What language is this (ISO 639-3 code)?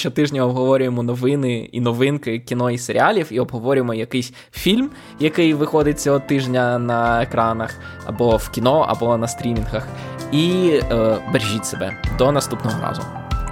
ukr